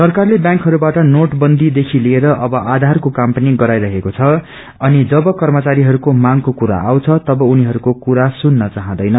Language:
Nepali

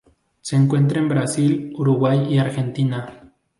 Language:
Spanish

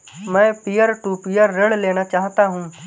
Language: Hindi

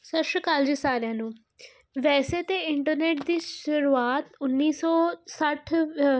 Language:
Punjabi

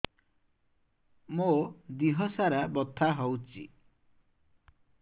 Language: Odia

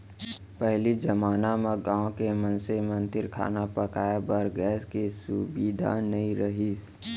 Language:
Chhattisgarhi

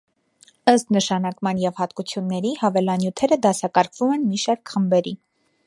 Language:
Armenian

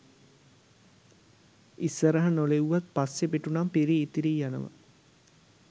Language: Sinhala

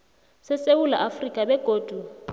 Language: South Ndebele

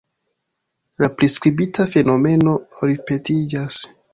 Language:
Esperanto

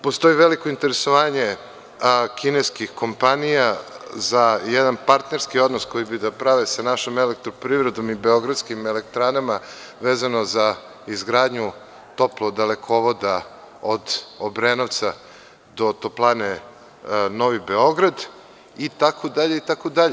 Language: Serbian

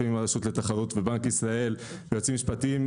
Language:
Hebrew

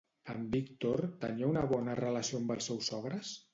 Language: Catalan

